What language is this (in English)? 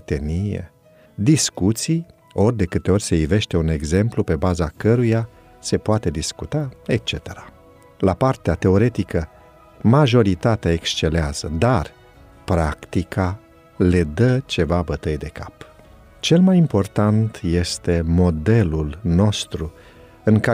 Romanian